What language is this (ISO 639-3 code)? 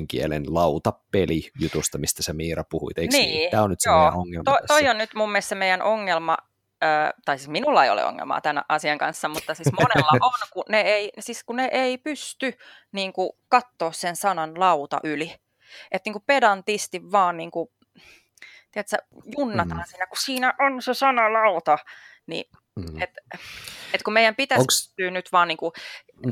fin